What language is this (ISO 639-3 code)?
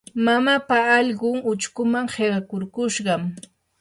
qur